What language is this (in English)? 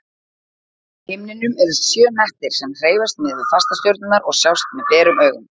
Icelandic